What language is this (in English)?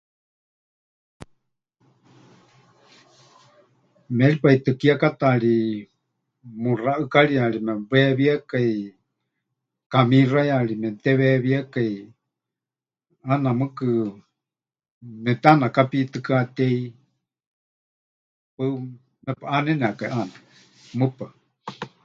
Huichol